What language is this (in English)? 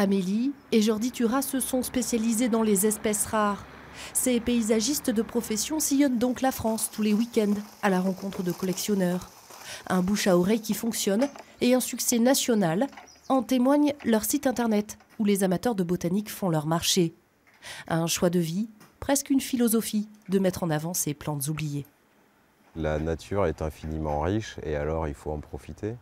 French